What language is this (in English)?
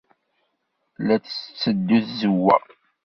Kabyle